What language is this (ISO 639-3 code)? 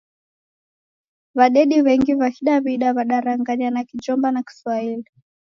dav